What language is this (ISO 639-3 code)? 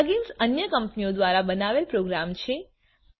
guj